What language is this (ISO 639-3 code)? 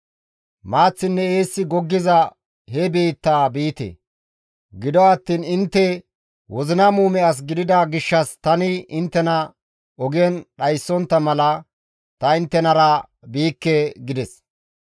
gmv